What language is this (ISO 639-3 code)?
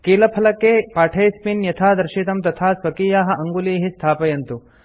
san